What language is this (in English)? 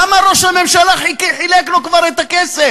Hebrew